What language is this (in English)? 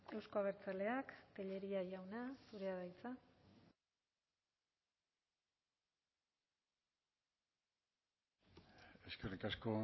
Basque